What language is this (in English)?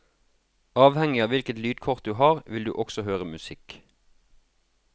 Norwegian